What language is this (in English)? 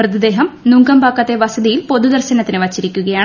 Malayalam